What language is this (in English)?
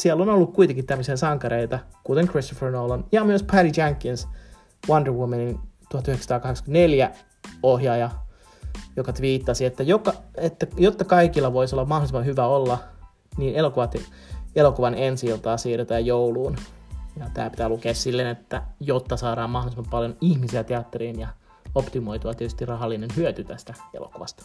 Finnish